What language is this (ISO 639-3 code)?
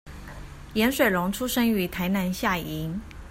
zho